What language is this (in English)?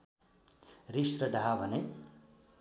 Nepali